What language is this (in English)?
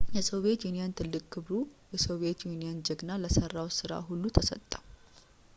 Amharic